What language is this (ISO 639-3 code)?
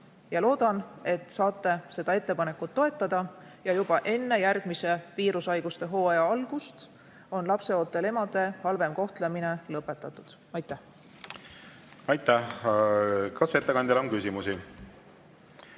est